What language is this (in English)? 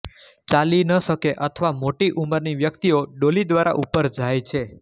Gujarati